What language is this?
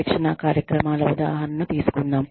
Telugu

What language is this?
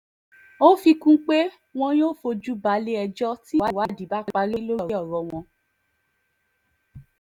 Yoruba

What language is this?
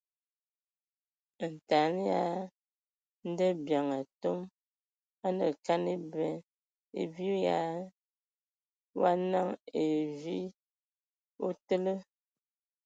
Ewondo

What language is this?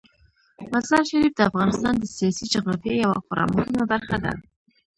Pashto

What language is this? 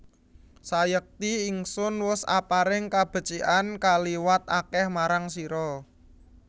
Javanese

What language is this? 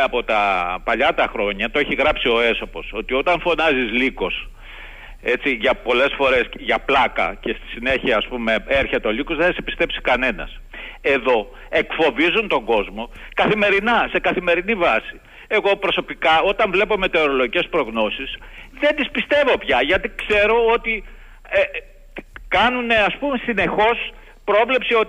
Greek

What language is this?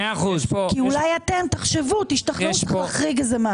Hebrew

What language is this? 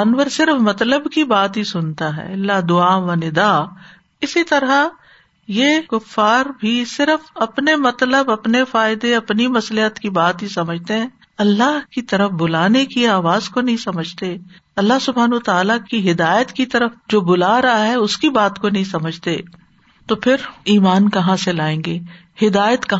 Urdu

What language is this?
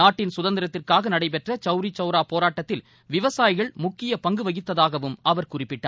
Tamil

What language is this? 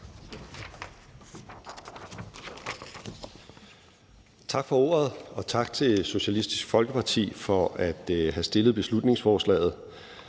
Danish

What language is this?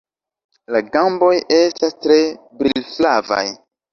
Esperanto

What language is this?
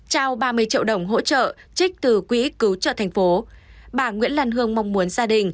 Vietnamese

